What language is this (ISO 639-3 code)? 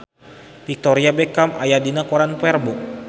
sun